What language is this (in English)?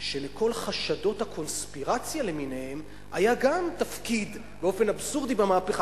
Hebrew